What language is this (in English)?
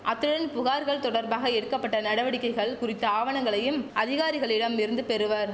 Tamil